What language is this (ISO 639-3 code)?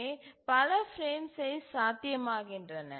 tam